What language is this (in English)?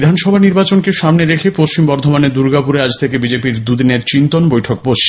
Bangla